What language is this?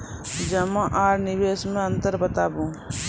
Maithili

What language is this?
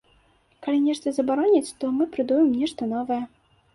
Belarusian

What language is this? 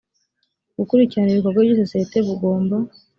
Kinyarwanda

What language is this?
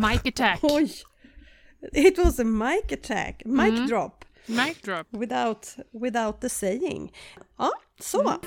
Swedish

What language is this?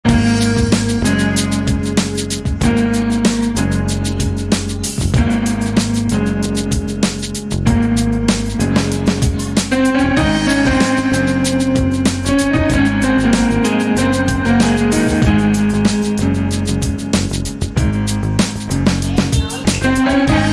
Indonesian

